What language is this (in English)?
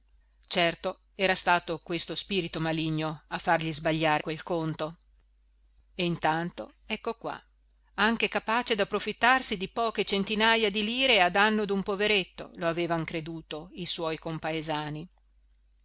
Italian